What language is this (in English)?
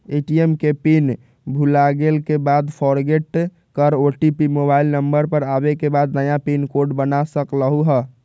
Magahi